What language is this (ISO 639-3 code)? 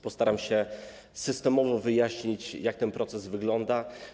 pol